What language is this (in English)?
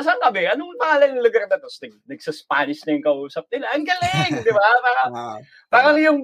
Filipino